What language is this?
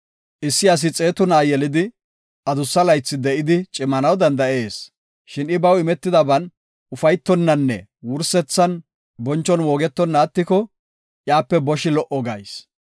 Gofa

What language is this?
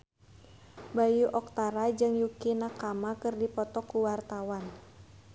Sundanese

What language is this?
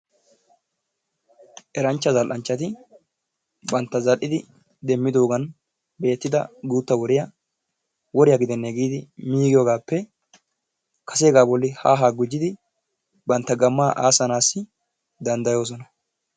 Wolaytta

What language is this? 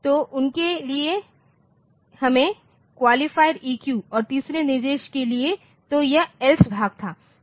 Hindi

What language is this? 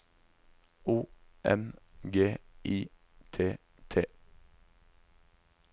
Norwegian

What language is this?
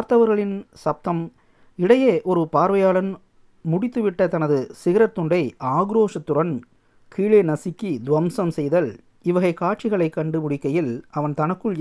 Tamil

